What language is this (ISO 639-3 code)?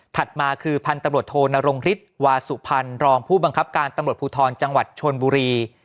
tha